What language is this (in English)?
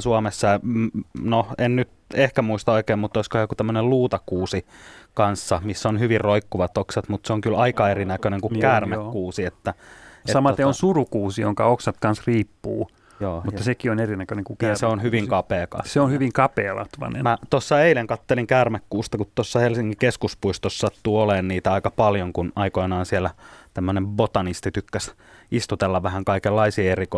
Finnish